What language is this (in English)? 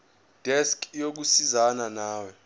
Zulu